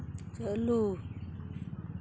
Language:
Santali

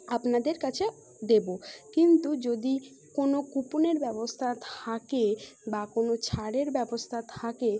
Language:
Bangla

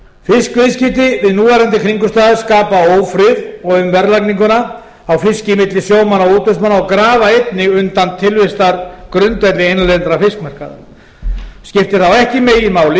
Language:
Icelandic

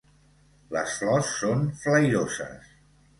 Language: Catalan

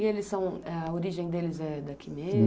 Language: Portuguese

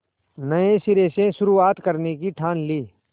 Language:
Hindi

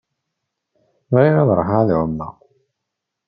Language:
Kabyle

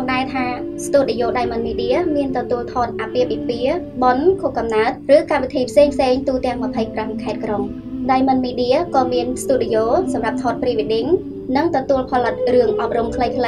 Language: Vietnamese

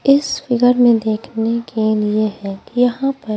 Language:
Hindi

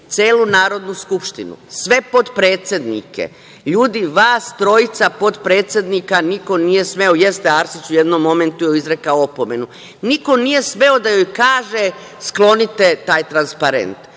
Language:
Serbian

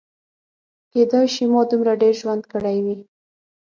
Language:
Pashto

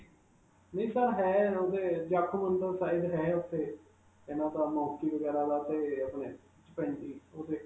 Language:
Punjabi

